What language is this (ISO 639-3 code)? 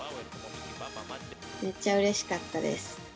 jpn